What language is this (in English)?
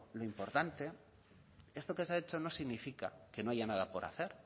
Spanish